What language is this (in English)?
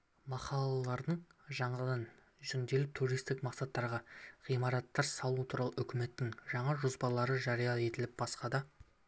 Kazakh